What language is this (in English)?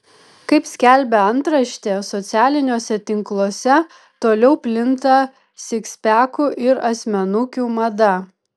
Lithuanian